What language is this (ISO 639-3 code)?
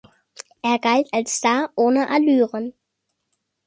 deu